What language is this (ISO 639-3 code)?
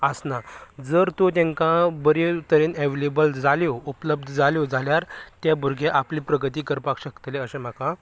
kok